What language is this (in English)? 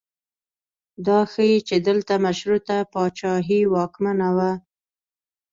Pashto